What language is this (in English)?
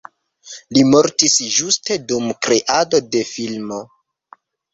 Esperanto